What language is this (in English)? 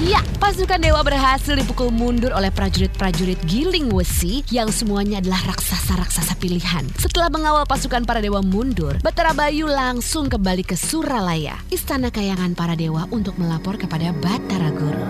Indonesian